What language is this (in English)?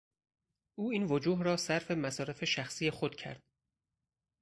Persian